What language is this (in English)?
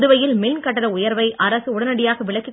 Tamil